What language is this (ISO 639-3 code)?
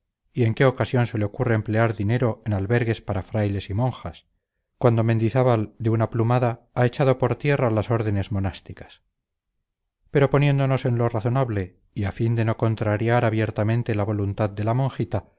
spa